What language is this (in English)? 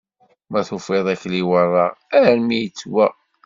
Kabyle